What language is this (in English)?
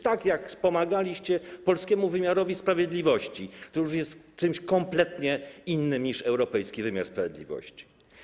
Polish